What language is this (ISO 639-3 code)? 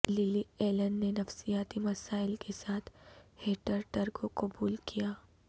urd